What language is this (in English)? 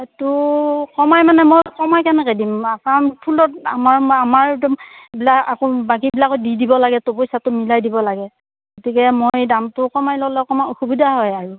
Assamese